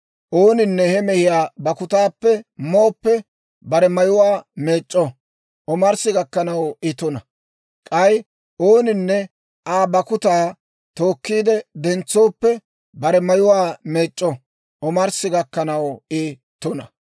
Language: Dawro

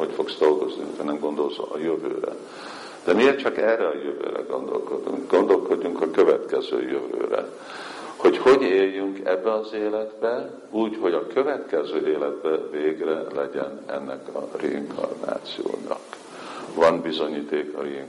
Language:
Hungarian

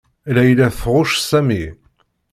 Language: Kabyle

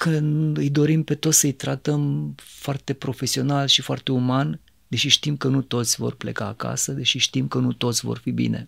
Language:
Romanian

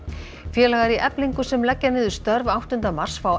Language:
Icelandic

